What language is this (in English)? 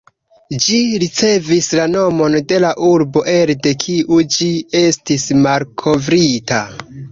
Esperanto